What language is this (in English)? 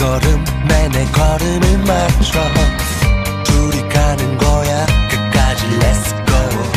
Thai